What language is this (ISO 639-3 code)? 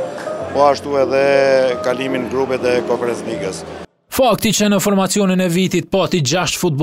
ron